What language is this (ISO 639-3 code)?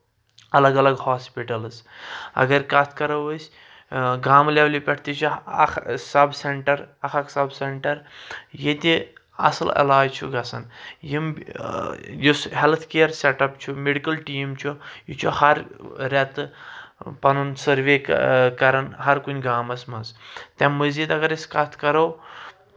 kas